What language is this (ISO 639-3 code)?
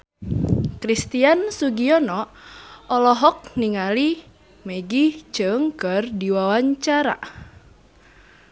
sun